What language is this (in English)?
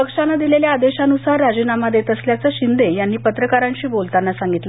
Marathi